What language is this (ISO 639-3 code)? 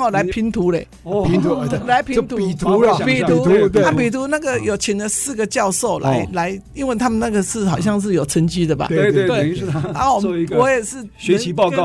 zho